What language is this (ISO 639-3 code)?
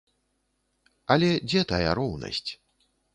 bel